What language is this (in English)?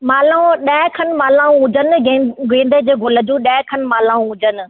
Sindhi